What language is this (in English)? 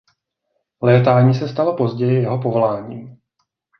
Czech